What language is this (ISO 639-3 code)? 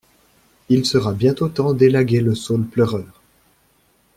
fra